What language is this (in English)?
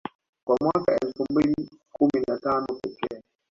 Swahili